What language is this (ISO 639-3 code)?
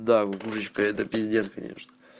rus